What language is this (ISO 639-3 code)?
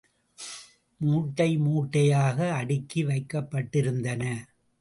tam